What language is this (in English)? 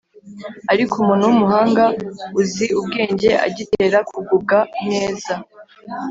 Kinyarwanda